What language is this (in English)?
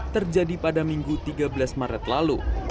Indonesian